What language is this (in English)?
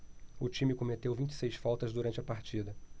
Portuguese